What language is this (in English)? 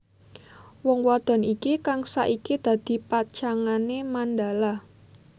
Javanese